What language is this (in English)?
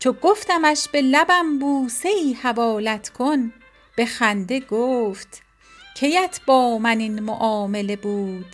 Persian